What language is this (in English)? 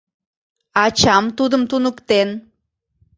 Mari